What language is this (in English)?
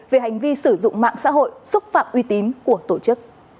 Vietnamese